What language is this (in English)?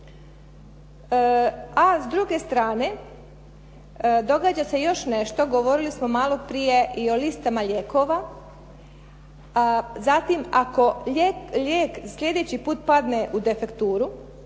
Croatian